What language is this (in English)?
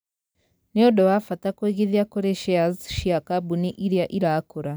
Kikuyu